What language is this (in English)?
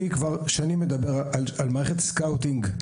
Hebrew